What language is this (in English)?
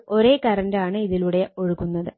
Malayalam